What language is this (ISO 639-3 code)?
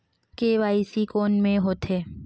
hne